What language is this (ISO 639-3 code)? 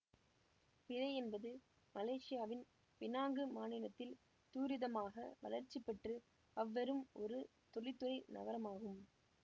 tam